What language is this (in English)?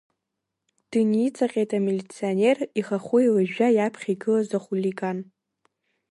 Abkhazian